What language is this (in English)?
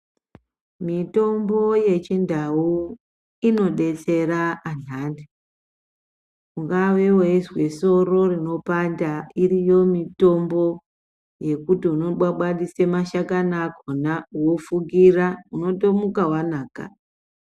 Ndau